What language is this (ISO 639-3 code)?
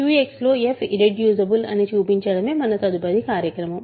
tel